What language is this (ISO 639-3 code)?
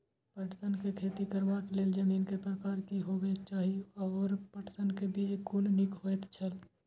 mai